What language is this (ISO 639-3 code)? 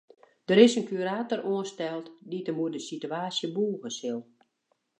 fry